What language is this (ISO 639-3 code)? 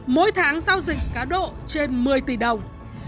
vie